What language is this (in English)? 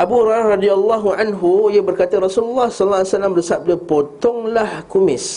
Malay